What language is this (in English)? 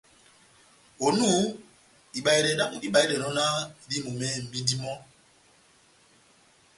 Batanga